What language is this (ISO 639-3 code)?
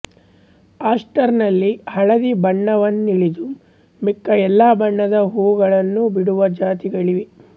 kan